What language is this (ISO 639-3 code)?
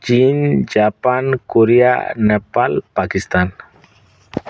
ori